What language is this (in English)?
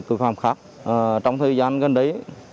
Vietnamese